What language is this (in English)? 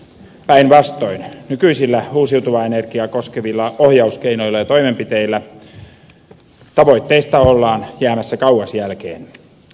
Finnish